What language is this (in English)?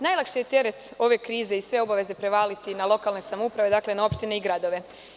Serbian